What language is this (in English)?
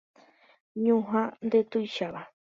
Guarani